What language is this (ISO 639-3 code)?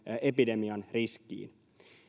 fin